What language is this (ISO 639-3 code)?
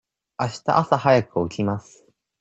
jpn